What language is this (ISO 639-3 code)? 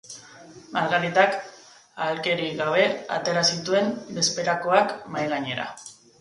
eus